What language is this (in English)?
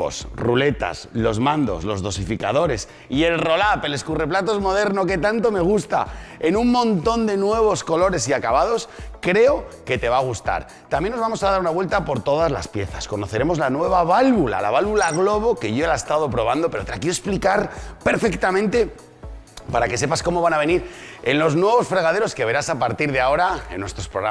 Spanish